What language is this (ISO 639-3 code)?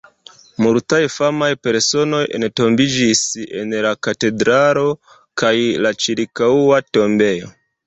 epo